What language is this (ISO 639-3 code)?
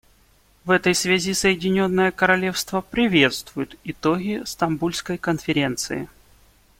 rus